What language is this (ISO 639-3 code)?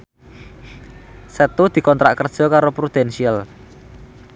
jav